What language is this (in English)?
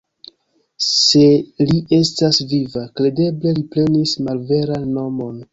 Esperanto